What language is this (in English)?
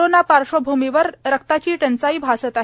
Marathi